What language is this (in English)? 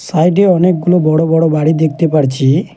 Bangla